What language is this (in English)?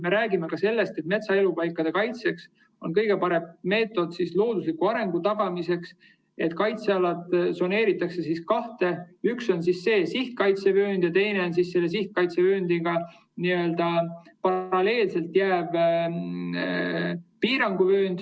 Estonian